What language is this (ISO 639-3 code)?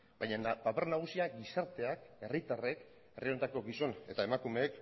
eus